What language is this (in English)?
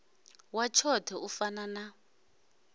Venda